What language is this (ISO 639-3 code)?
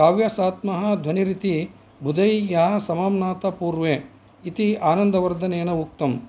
san